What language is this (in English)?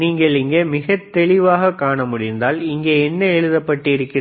Tamil